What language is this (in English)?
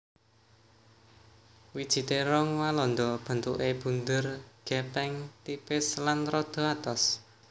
Javanese